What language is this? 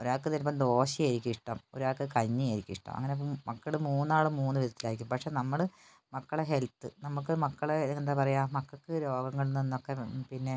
Malayalam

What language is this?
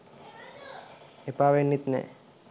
Sinhala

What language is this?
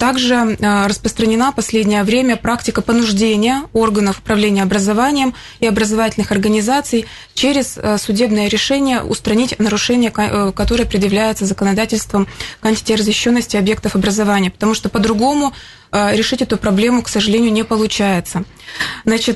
Russian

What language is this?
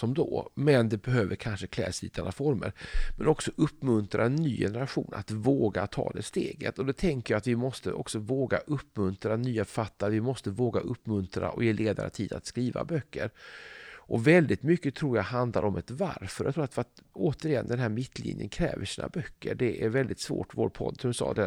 Swedish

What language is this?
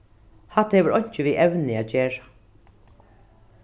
Faroese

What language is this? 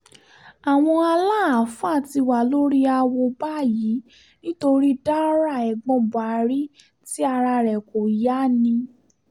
Yoruba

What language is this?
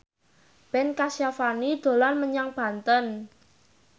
Javanese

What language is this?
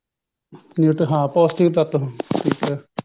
Punjabi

